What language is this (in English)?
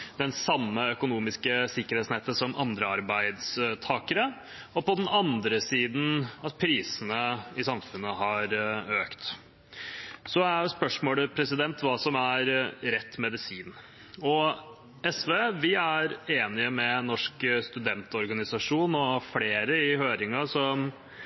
Norwegian Bokmål